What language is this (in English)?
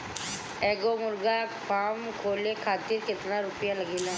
Bhojpuri